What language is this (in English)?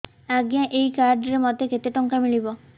Odia